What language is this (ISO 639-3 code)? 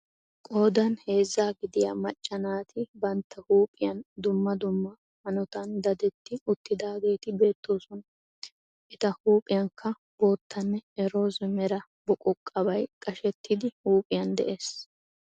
wal